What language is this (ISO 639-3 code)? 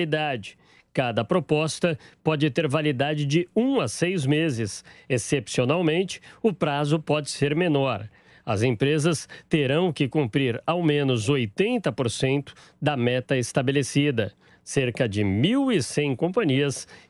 por